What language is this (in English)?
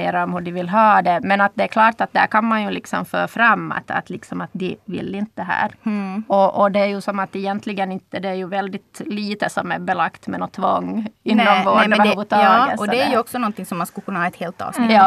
Swedish